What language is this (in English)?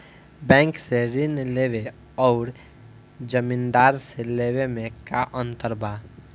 Bhojpuri